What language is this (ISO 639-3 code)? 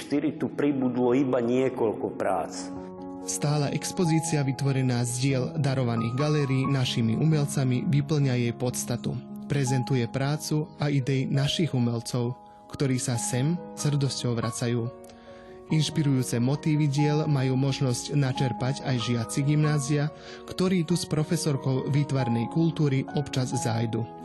slk